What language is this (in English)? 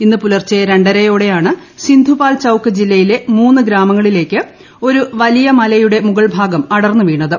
Malayalam